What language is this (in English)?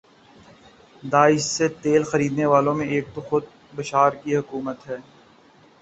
Urdu